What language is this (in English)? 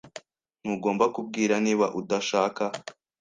Kinyarwanda